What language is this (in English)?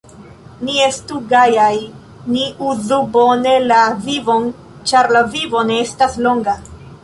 Esperanto